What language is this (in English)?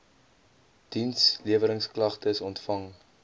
Afrikaans